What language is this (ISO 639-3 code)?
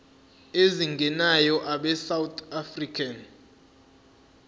zul